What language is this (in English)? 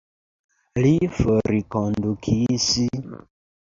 Esperanto